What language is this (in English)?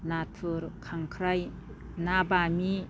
Bodo